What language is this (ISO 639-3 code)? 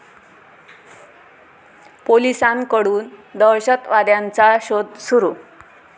mar